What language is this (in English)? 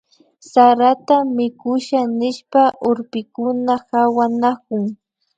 Imbabura Highland Quichua